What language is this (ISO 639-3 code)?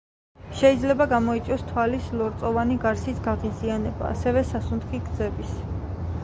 kat